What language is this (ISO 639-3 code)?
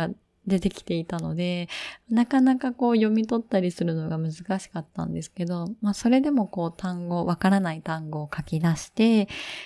jpn